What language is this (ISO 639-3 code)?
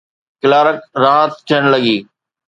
snd